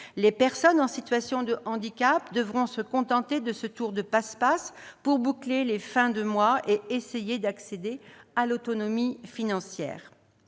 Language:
French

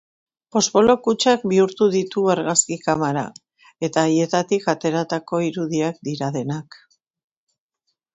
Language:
Basque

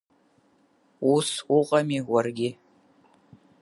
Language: Abkhazian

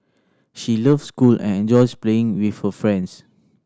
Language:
English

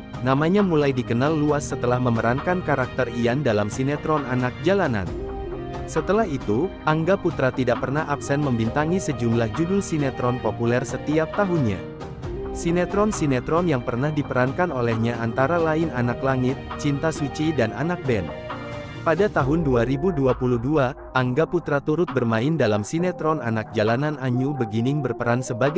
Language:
Indonesian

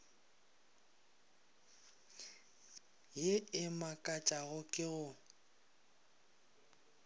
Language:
Northern Sotho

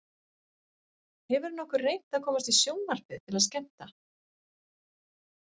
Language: Icelandic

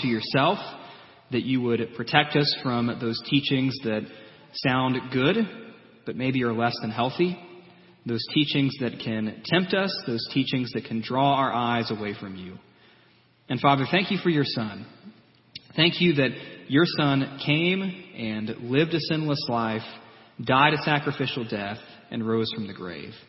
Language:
English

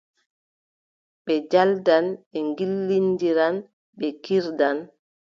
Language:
Adamawa Fulfulde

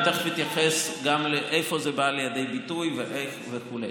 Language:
Hebrew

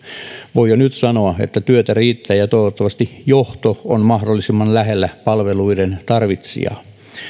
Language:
Finnish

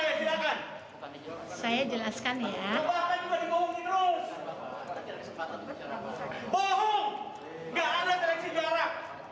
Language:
Indonesian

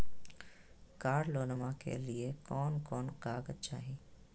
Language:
Magahi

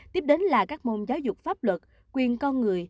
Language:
Vietnamese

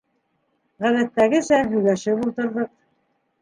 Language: Bashkir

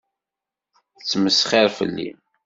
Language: Kabyle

